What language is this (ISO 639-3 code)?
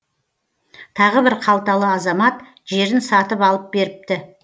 kaz